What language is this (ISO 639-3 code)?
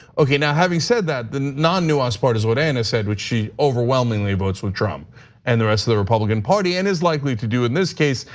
eng